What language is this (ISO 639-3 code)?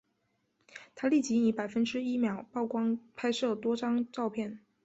zho